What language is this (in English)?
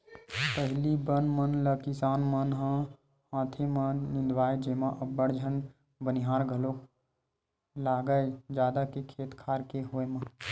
Chhattisgarhi